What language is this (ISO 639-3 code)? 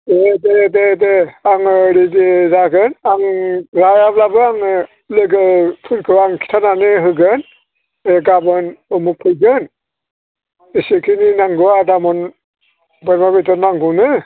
brx